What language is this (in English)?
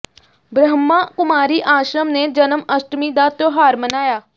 Punjabi